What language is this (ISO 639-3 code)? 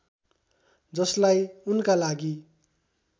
nep